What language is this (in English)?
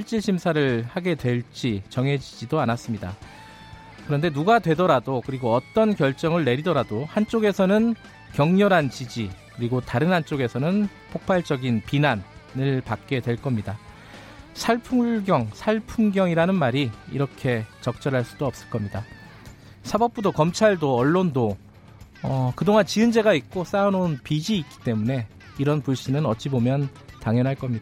Korean